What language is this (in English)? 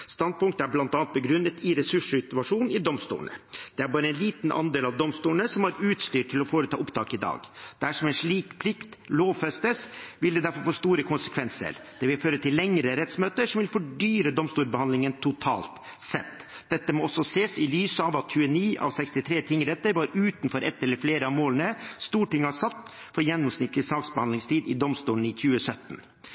Norwegian Bokmål